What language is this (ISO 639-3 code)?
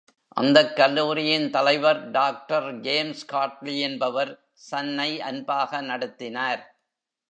tam